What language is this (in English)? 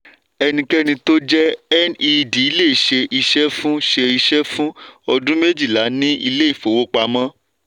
Yoruba